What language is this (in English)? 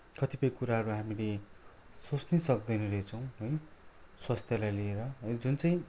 Nepali